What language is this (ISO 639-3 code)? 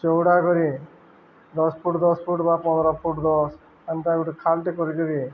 ori